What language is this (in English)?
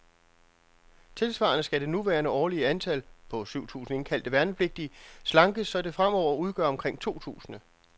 Danish